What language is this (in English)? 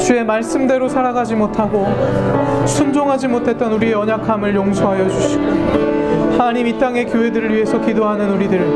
Korean